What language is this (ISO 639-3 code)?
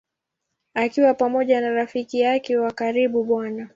swa